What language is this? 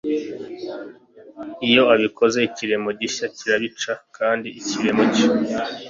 Kinyarwanda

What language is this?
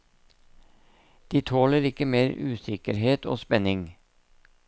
Norwegian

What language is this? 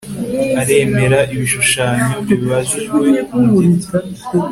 Kinyarwanda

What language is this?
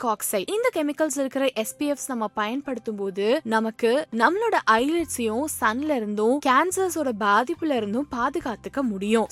Tamil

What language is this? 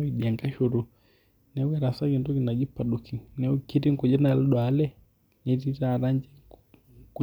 Masai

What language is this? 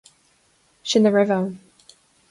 Irish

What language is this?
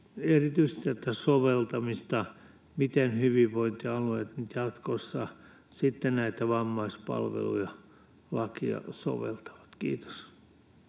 Finnish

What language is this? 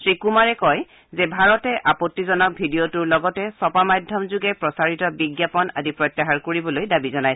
Assamese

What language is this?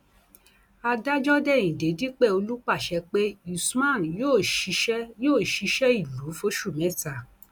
Yoruba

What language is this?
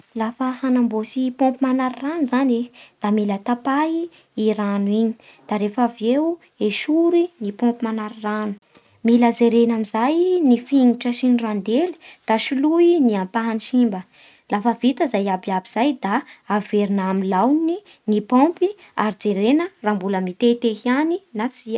Bara Malagasy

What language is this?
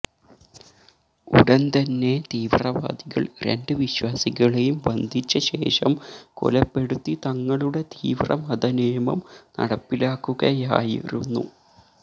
Malayalam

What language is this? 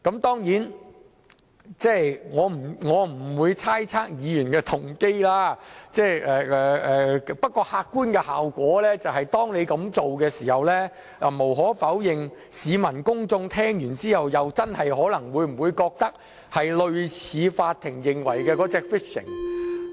Cantonese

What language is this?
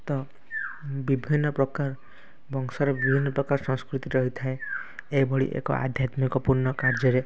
Odia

